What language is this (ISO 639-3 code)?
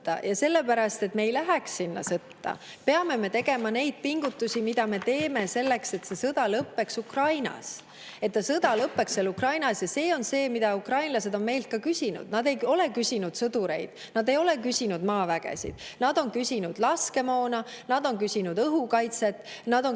est